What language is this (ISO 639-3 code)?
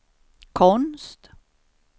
swe